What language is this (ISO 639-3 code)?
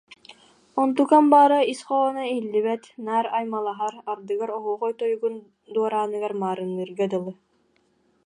sah